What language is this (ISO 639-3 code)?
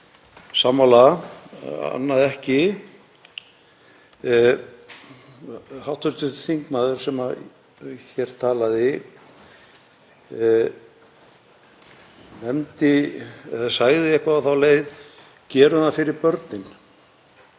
isl